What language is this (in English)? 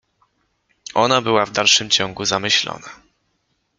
Polish